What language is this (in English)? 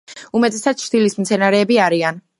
Georgian